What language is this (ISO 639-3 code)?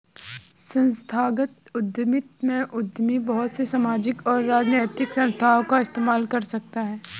hin